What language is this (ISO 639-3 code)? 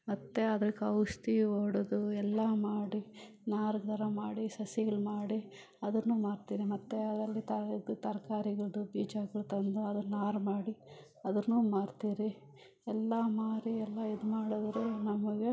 kan